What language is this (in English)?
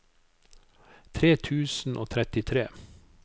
Norwegian